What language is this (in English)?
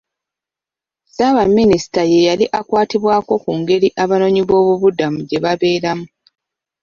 Ganda